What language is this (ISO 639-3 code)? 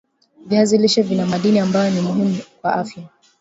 swa